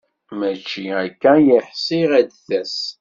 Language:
Kabyle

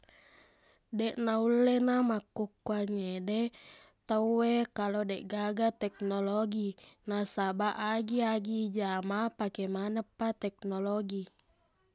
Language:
Buginese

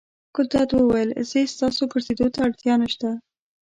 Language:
Pashto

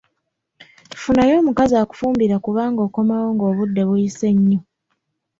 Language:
Ganda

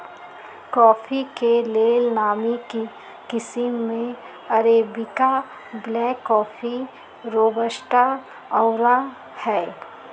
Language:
Magahi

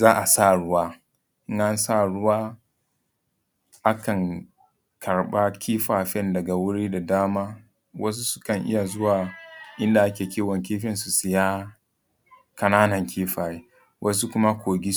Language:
Hausa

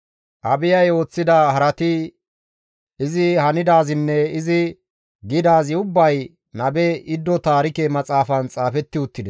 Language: Gamo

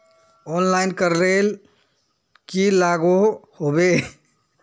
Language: Magahi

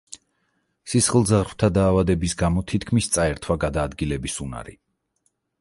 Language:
Georgian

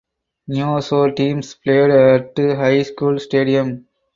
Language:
English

